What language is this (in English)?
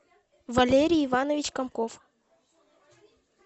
Russian